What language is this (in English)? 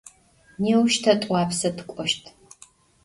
Adyghe